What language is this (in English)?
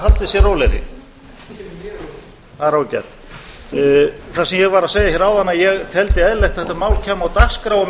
Icelandic